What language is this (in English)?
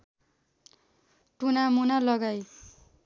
Nepali